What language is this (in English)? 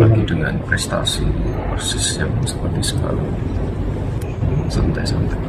Indonesian